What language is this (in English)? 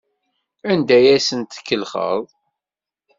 Kabyle